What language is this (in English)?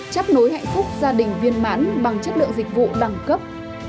Vietnamese